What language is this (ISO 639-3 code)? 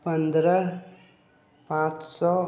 mai